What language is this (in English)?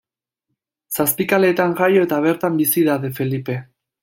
Basque